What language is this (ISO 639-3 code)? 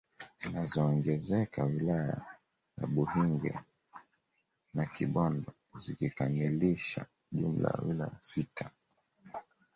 swa